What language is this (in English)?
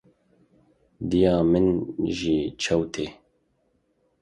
Kurdish